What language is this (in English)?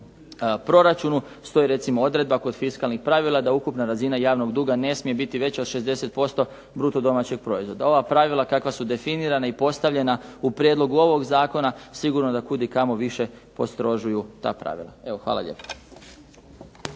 Croatian